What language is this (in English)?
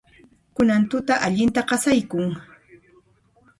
Puno Quechua